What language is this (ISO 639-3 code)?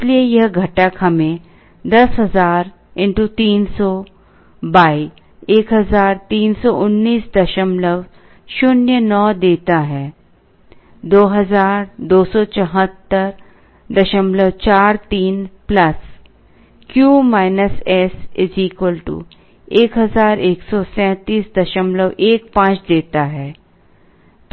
hin